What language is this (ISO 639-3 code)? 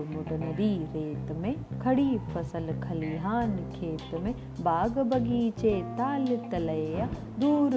hin